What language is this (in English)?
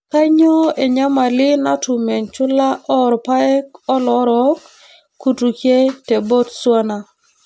Masai